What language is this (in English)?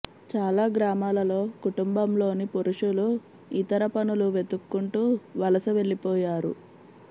Telugu